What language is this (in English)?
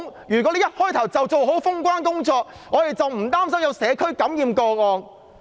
Cantonese